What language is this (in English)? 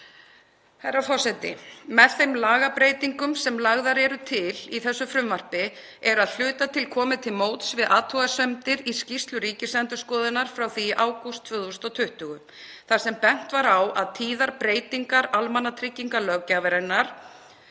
Icelandic